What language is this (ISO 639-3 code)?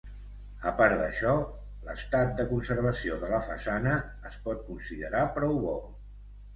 cat